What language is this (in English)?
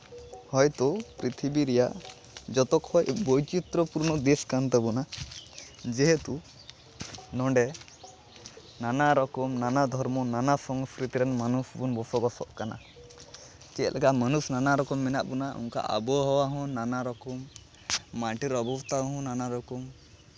Santali